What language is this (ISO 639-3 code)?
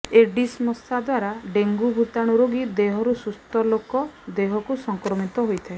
ori